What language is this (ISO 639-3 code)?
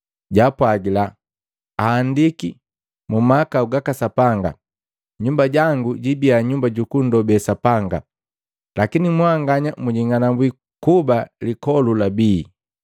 mgv